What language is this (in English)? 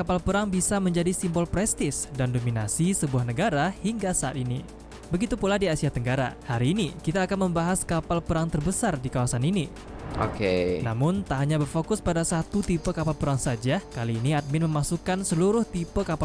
Indonesian